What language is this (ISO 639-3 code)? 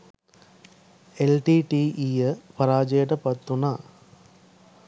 sin